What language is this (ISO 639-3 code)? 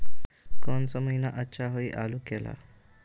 mag